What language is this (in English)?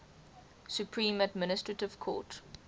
English